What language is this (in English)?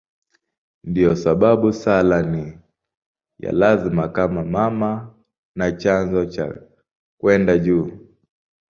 Swahili